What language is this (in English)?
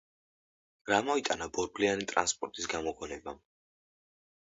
Georgian